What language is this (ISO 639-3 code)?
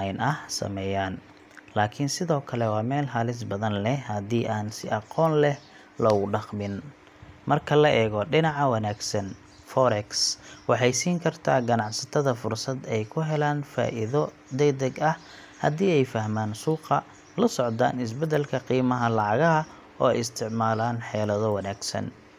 som